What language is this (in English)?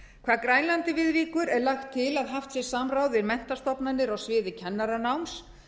Icelandic